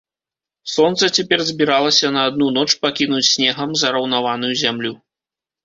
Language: Belarusian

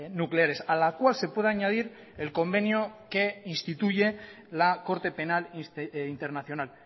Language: Spanish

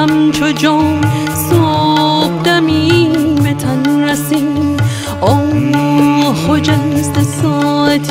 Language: Persian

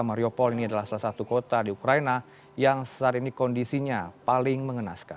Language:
Indonesian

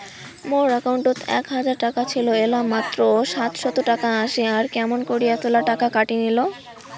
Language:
Bangla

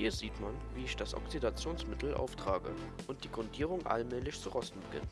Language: German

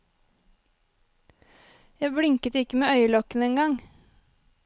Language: Norwegian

